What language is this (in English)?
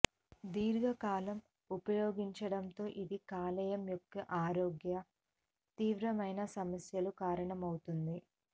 Telugu